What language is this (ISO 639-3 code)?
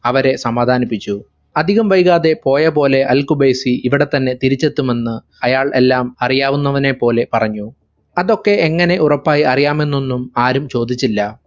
mal